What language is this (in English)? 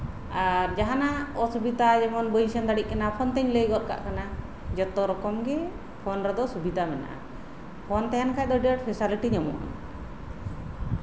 Santali